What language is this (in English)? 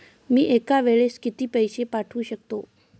Marathi